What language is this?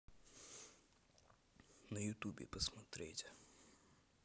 Russian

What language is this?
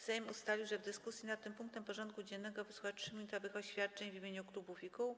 Polish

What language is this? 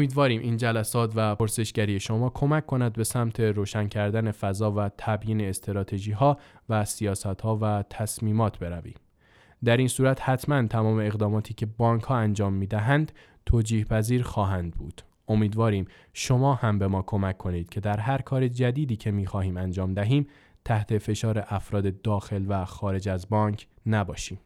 Persian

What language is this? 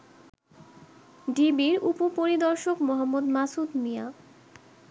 Bangla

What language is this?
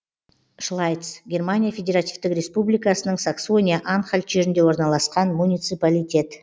Kazakh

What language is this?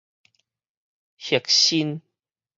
Min Nan Chinese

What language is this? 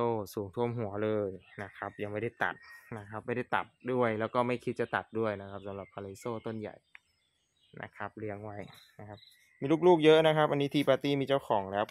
Thai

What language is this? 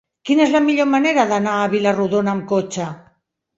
Catalan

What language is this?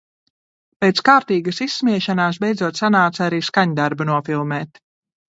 Latvian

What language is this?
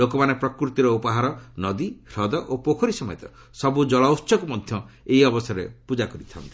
Odia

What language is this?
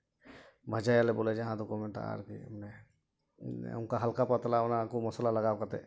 Santali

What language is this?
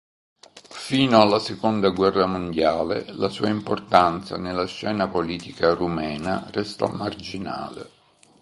Italian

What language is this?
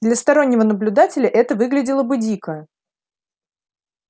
Russian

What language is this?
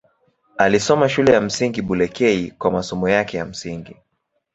Swahili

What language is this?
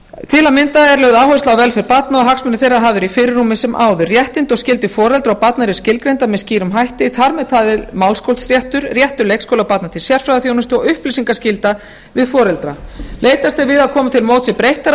Icelandic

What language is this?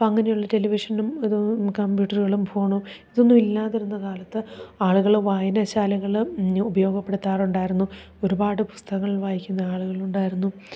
Malayalam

